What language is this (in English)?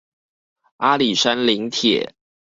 Chinese